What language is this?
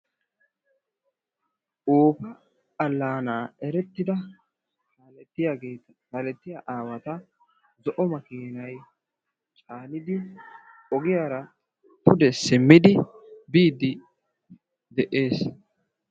Wolaytta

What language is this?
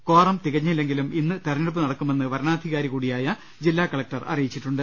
Malayalam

